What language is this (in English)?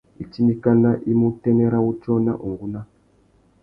Tuki